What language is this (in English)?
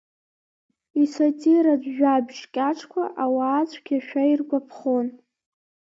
Abkhazian